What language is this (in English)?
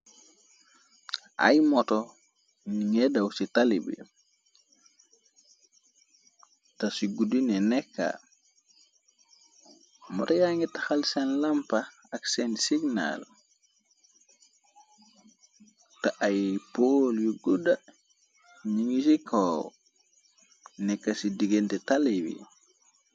Wolof